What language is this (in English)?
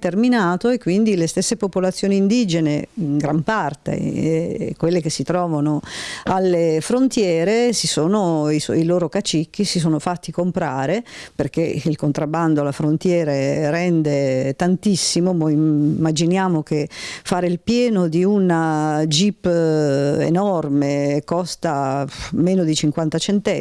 Italian